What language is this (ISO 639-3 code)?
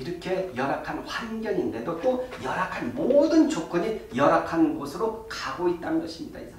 kor